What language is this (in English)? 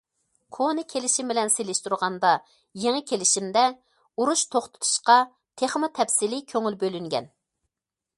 Uyghur